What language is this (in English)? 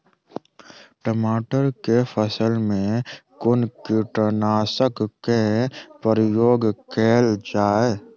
Maithili